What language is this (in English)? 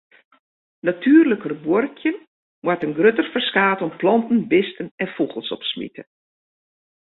Western Frisian